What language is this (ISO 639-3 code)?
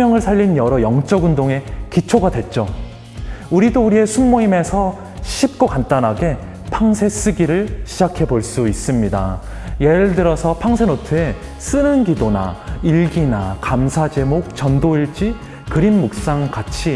kor